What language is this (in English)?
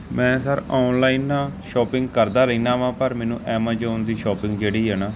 Punjabi